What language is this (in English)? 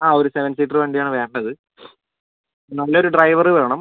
Malayalam